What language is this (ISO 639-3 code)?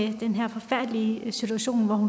dan